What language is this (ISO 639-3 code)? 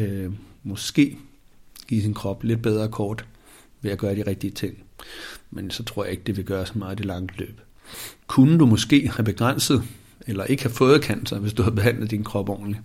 dan